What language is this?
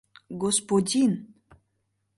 Mari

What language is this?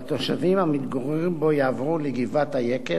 Hebrew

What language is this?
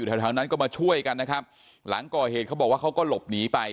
Thai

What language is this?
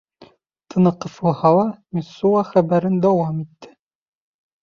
Bashkir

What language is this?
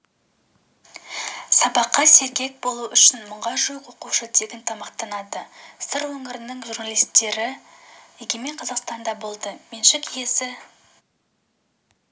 Kazakh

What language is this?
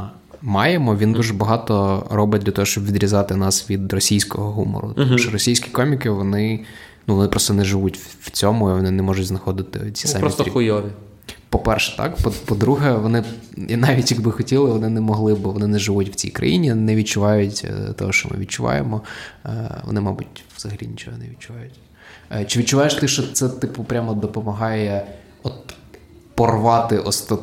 Ukrainian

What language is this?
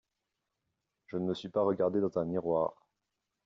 French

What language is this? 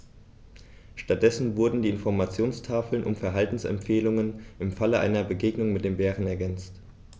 German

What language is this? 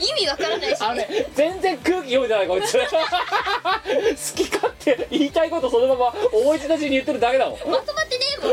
Japanese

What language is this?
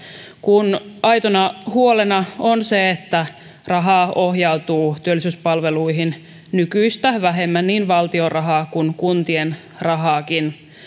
Finnish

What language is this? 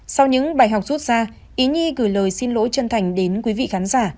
Vietnamese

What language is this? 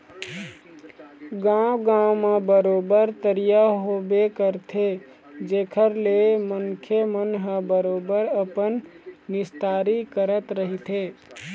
Chhattisgarhi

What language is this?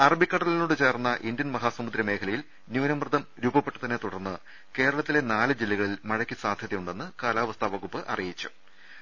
Malayalam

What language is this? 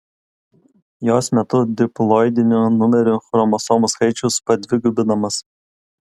Lithuanian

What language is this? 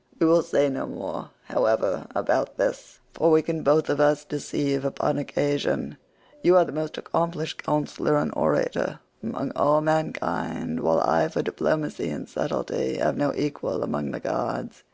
English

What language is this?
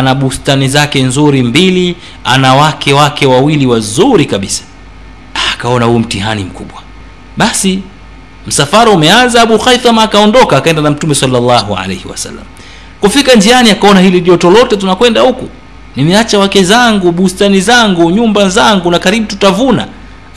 Swahili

